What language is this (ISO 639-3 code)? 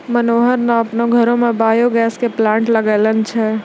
mai